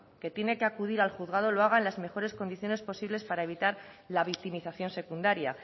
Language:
Spanish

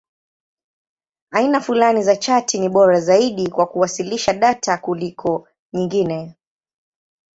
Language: Swahili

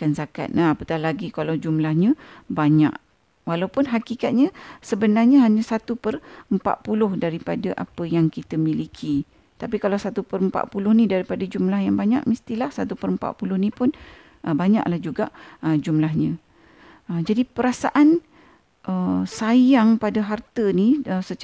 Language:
Malay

